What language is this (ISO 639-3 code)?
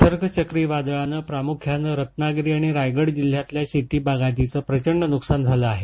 mar